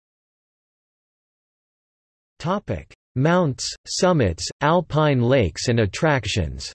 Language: English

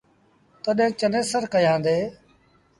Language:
Sindhi Bhil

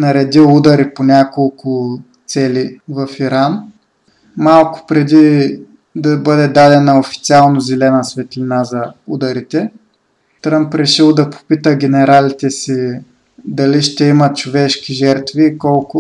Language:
Bulgarian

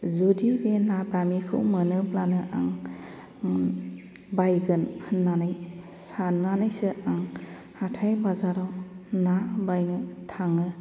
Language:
Bodo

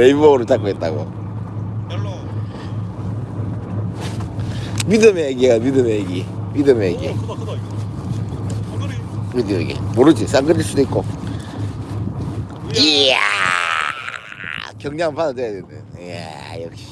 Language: Korean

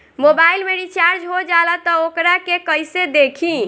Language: Bhojpuri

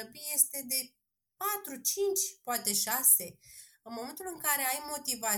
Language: Romanian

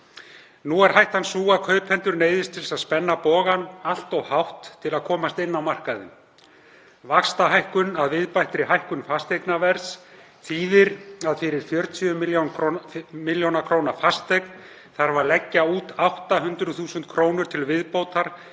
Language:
Icelandic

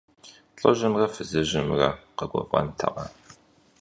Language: Kabardian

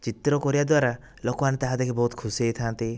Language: Odia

